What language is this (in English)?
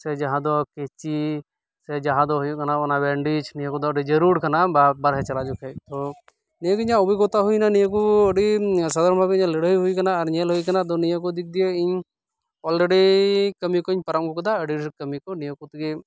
Santali